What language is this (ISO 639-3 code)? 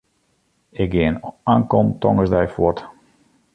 fry